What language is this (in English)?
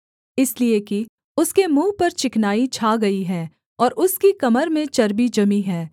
Hindi